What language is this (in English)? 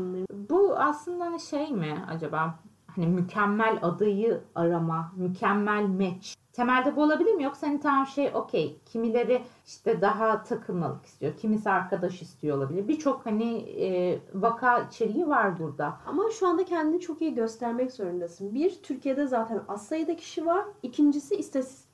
Turkish